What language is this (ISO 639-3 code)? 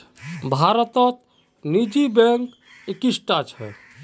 mag